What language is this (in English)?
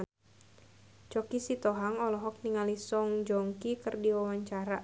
Sundanese